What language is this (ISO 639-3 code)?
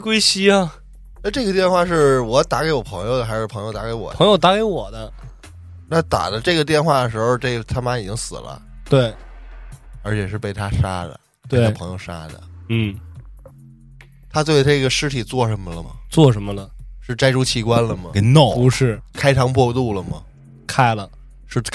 zho